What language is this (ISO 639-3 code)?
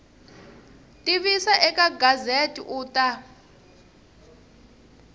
tso